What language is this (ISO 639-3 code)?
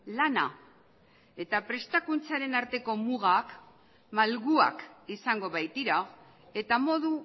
eus